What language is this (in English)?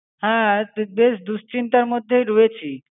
Bangla